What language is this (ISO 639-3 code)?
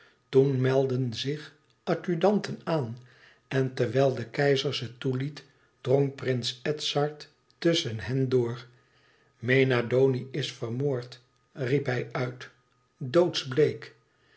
nld